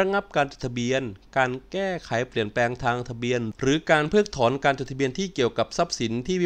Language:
Thai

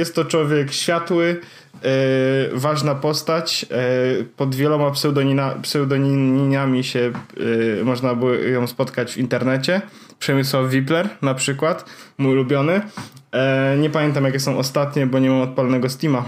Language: Polish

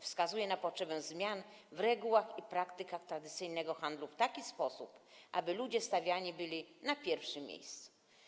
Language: Polish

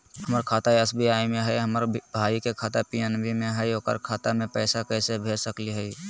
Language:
Magahi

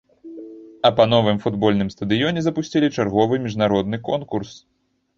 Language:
Belarusian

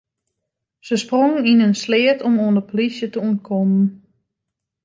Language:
Western Frisian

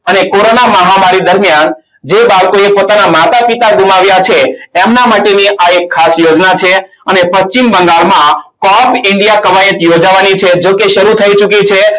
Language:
Gujarati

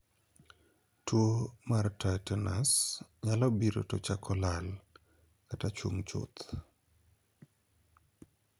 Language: Luo (Kenya and Tanzania)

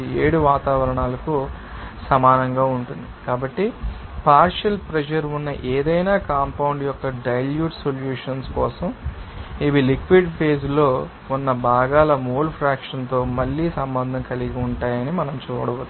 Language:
Telugu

